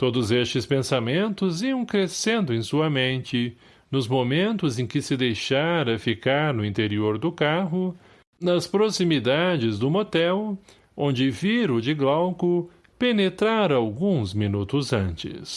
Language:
Portuguese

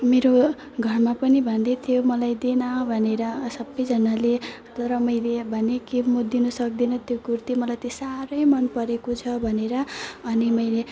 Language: Nepali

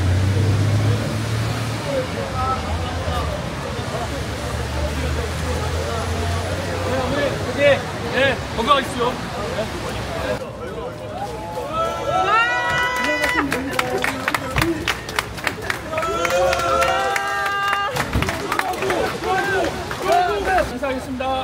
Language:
Korean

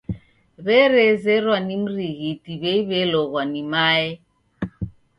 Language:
Taita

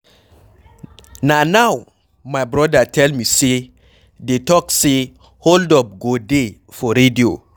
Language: Nigerian Pidgin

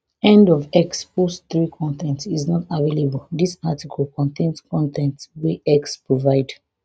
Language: Nigerian Pidgin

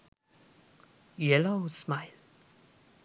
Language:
Sinhala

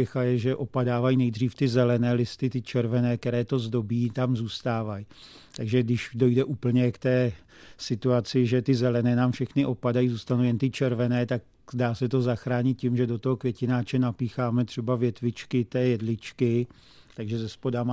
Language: Czech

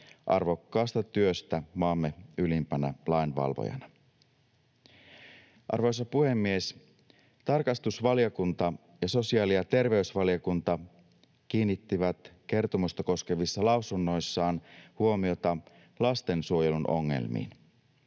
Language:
Finnish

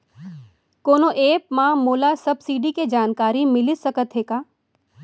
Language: Chhattisgarhi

